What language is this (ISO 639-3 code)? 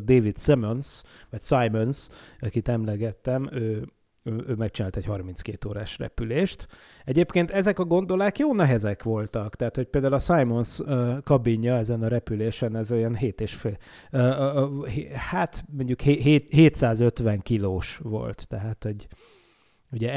hun